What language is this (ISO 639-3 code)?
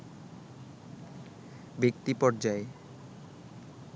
ben